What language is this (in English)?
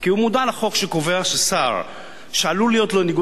Hebrew